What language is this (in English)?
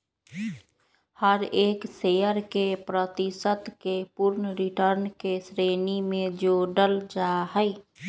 Magahi